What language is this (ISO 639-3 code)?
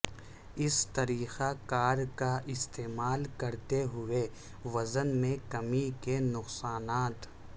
urd